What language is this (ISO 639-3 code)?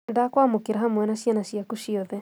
kik